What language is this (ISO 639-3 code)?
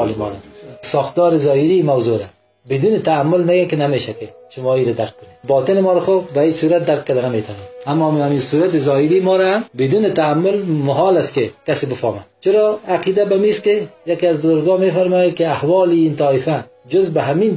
fas